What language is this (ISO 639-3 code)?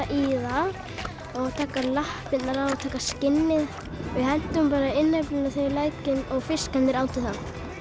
isl